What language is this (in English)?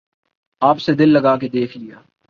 Urdu